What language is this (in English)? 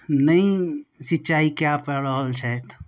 Maithili